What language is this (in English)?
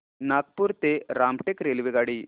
Marathi